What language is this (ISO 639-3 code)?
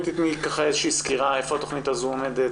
heb